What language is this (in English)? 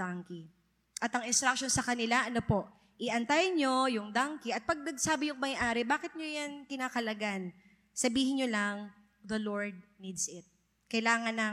Filipino